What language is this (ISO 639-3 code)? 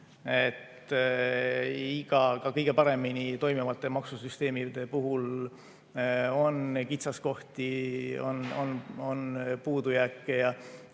est